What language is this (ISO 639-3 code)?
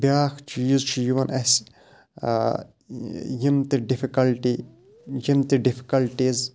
kas